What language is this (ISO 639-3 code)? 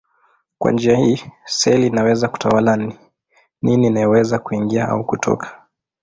swa